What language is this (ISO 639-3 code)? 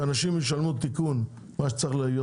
heb